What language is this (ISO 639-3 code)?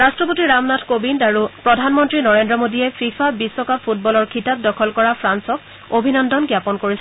asm